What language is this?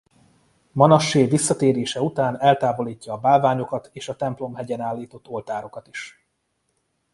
Hungarian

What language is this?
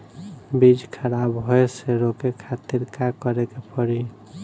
Bhojpuri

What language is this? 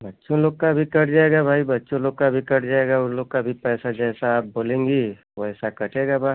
Hindi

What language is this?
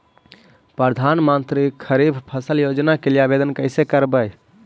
Magahi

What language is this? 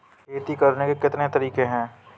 Hindi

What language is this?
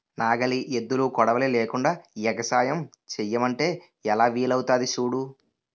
Telugu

